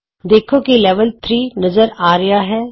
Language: Punjabi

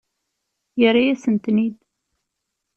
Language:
Kabyle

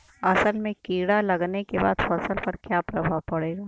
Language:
Bhojpuri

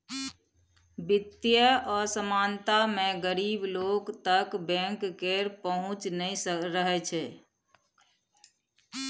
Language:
Maithili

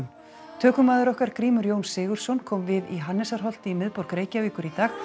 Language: Icelandic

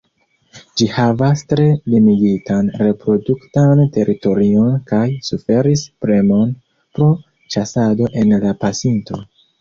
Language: Esperanto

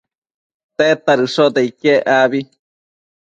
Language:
Matsés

